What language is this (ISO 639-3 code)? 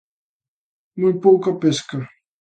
glg